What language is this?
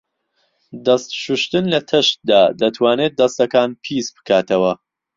Central Kurdish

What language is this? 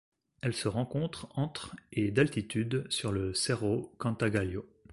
French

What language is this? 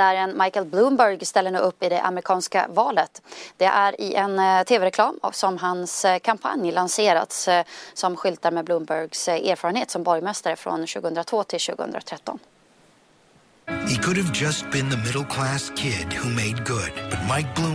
Swedish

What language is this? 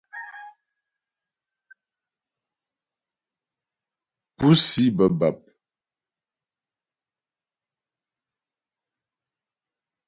Ghomala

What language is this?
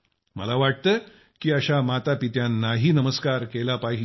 Marathi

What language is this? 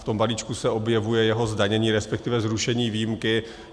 Czech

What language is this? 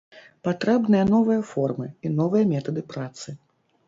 Belarusian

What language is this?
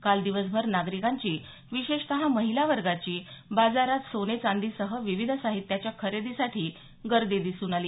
Marathi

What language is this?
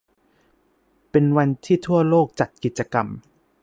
Thai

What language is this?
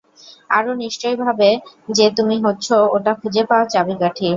Bangla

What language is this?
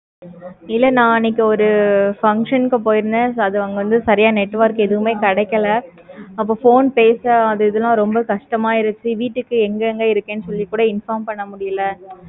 Tamil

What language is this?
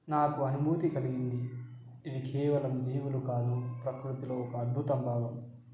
Telugu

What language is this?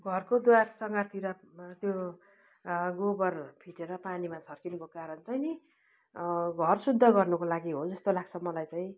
Nepali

